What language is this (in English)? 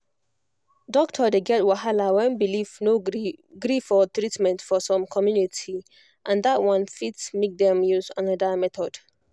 Nigerian Pidgin